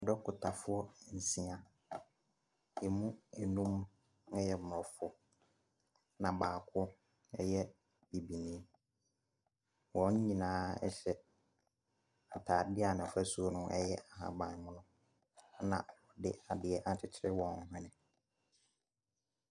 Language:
Akan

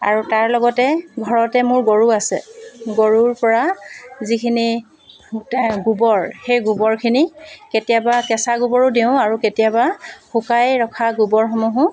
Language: Assamese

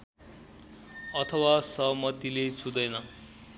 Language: Nepali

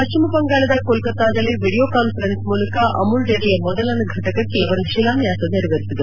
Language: Kannada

